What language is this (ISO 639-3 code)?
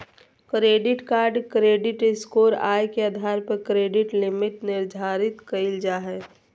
mag